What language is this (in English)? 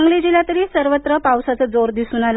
Marathi